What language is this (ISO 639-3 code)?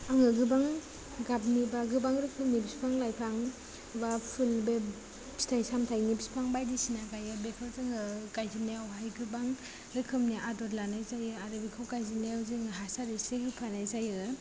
brx